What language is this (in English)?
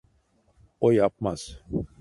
Turkish